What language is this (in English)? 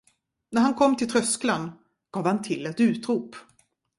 Swedish